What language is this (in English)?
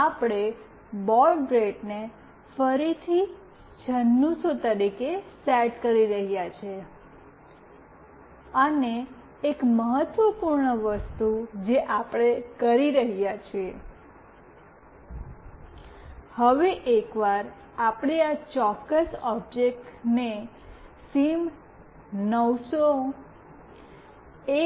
Gujarati